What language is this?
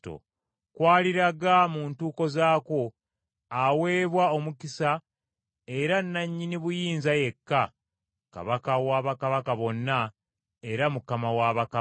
Ganda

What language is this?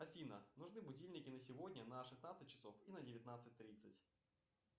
Russian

